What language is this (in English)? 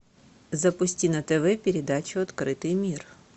Russian